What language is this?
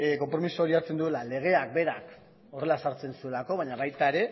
Basque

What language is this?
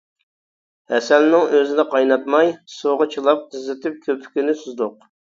Uyghur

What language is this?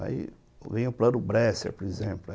Portuguese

